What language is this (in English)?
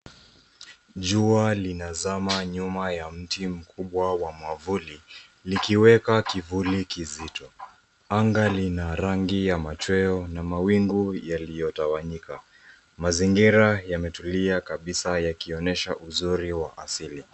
Swahili